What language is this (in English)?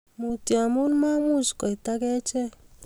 Kalenjin